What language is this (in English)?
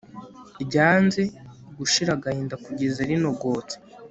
Kinyarwanda